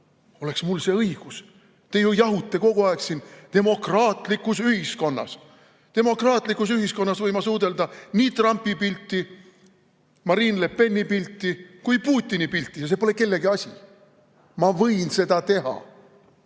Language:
Estonian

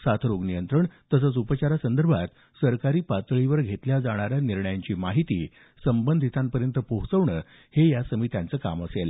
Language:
Marathi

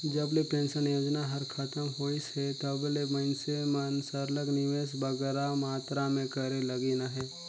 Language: Chhattisgarhi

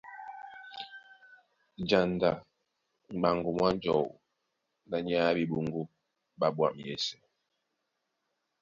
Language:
Duala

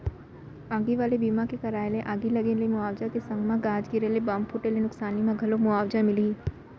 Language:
Chhattisgarhi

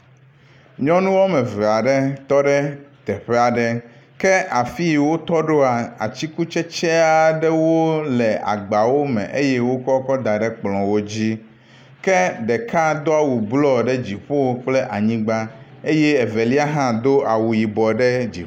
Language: Ewe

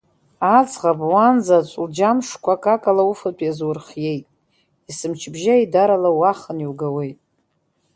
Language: Abkhazian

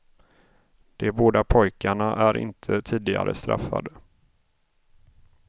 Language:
Swedish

